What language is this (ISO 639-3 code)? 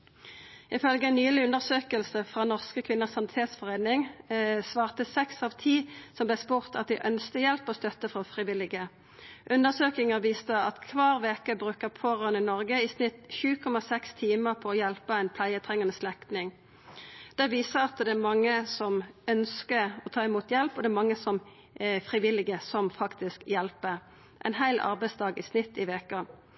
nno